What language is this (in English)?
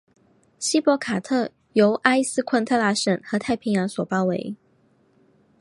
Chinese